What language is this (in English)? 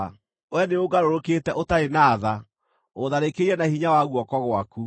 Kikuyu